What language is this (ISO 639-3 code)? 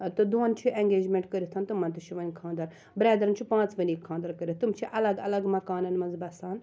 kas